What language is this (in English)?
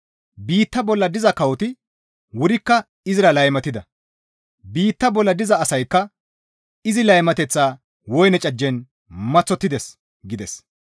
Gamo